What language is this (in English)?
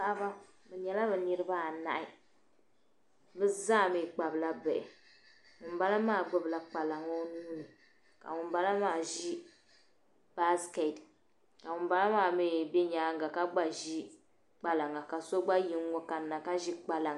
Dagbani